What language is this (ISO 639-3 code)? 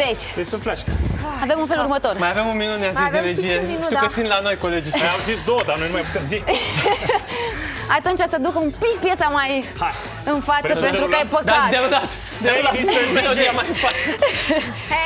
ron